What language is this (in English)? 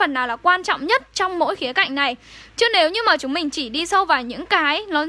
Vietnamese